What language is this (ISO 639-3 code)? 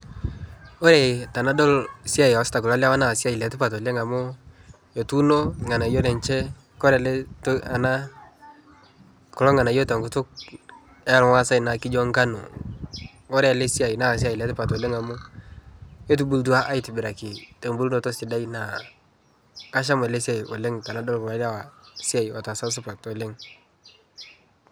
mas